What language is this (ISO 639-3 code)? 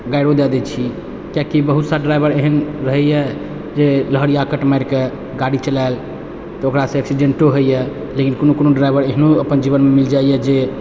mai